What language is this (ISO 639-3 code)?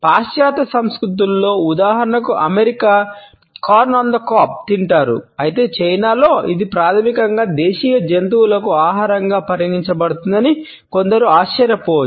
tel